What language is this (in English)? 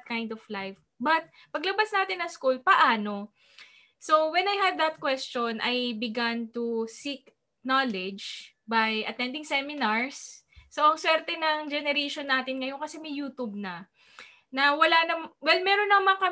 Filipino